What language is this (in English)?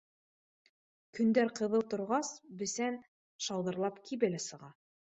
Bashkir